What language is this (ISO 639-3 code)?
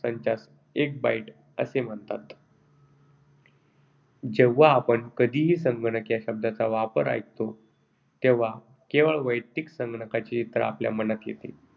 mar